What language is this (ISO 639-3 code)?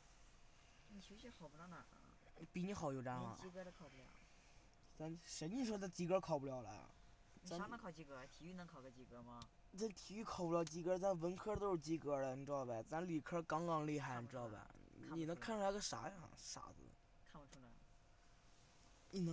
zho